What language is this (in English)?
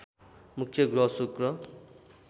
Nepali